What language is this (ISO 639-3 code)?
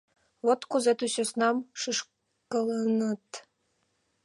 chm